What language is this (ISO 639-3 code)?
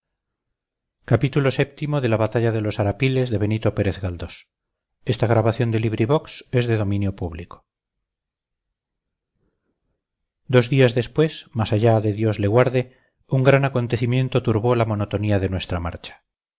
spa